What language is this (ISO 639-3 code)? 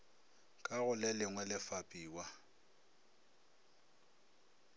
nso